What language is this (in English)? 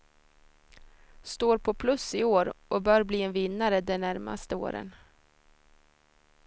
Swedish